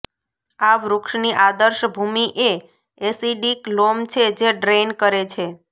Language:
Gujarati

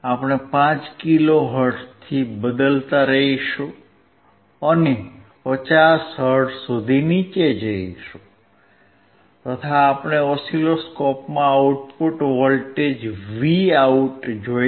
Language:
Gujarati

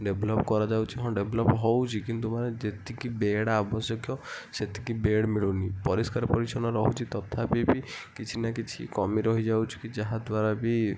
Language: Odia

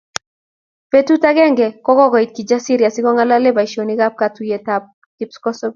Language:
Kalenjin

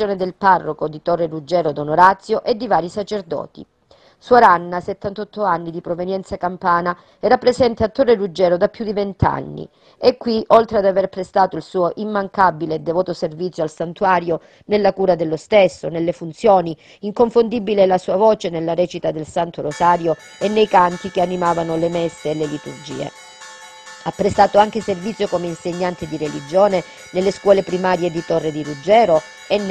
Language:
Italian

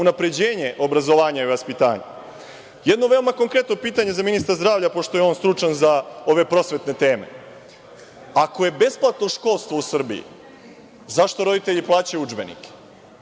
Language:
Serbian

